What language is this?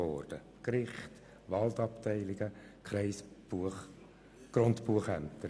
Swiss German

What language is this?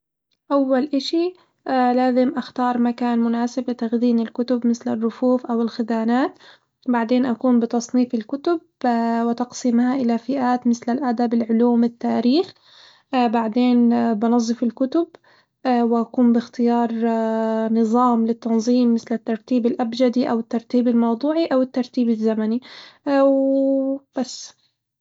Hijazi Arabic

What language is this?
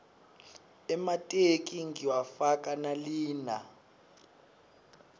Swati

